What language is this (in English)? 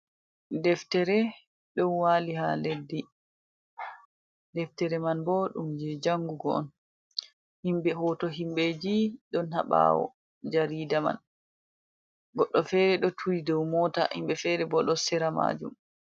Fula